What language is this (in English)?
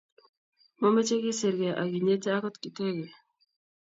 Kalenjin